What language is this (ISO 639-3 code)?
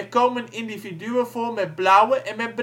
nld